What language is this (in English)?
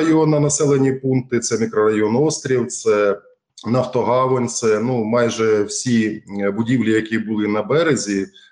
Ukrainian